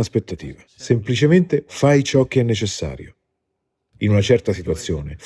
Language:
Italian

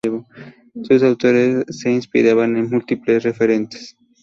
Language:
Spanish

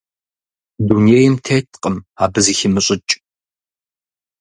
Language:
Kabardian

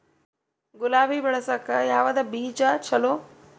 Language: Kannada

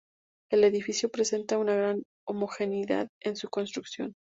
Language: Spanish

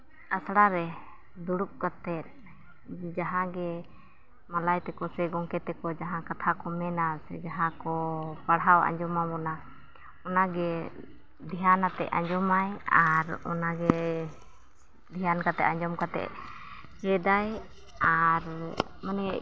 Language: Santali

